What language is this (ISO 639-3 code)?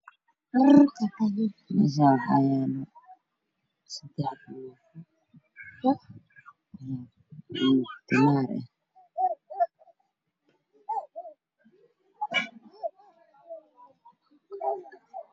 som